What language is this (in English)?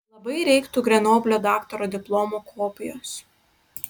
Lithuanian